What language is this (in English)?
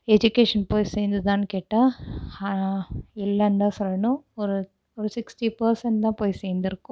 Tamil